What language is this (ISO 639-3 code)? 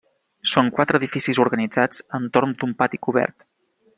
cat